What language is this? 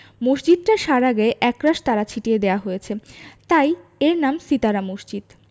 Bangla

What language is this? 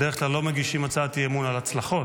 Hebrew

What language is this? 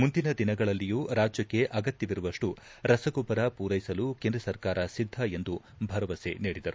Kannada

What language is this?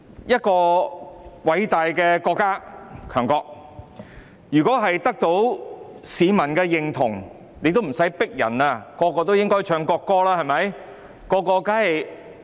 Cantonese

